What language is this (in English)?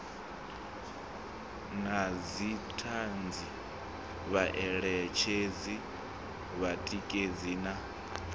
Venda